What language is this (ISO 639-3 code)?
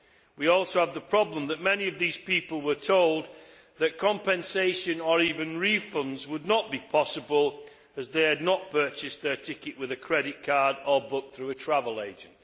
eng